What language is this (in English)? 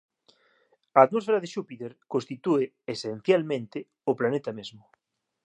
Galician